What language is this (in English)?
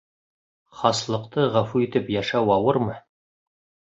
Bashkir